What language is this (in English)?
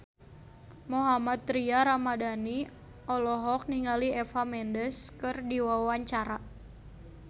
Sundanese